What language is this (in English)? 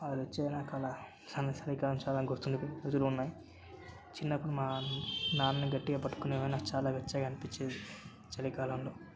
Telugu